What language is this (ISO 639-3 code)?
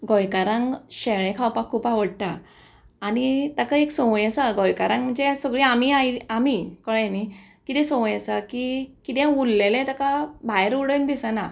kok